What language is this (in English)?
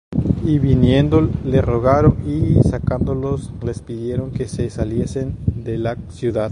Spanish